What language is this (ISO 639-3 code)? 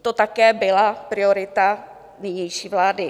ces